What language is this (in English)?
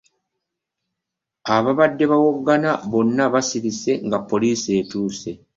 Ganda